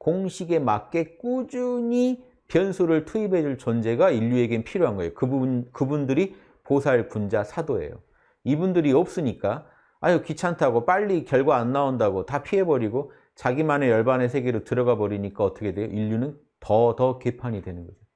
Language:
Korean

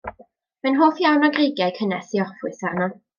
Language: Welsh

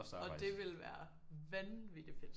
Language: Danish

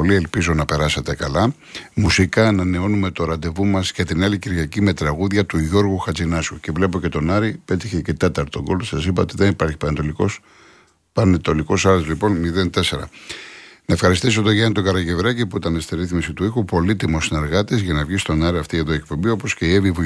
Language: Greek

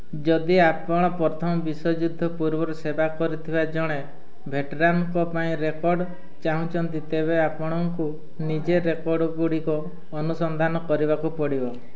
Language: Odia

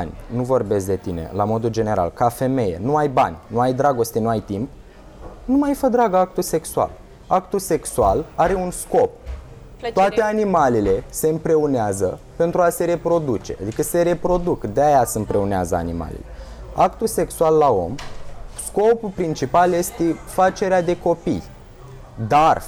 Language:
Romanian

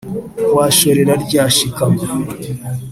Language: Kinyarwanda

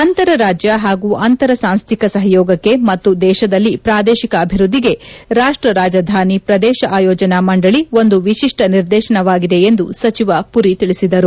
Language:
Kannada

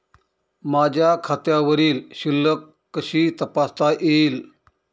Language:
Marathi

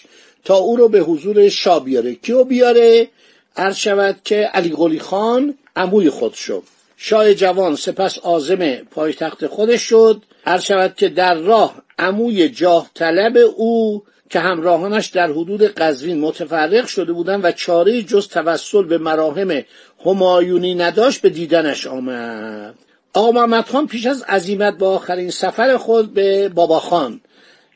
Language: Persian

